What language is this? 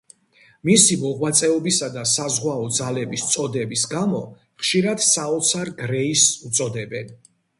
Georgian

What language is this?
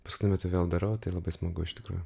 Lithuanian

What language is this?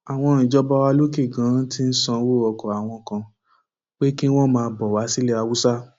Yoruba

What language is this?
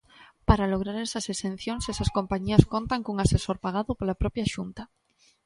Galician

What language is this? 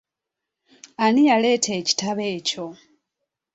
Ganda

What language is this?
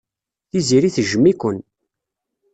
Kabyle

